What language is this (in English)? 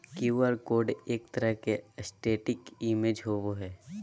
Magahi